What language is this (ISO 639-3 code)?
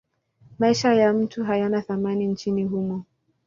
swa